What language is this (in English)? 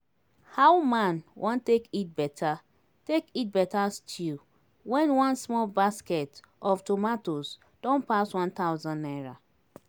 Nigerian Pidgin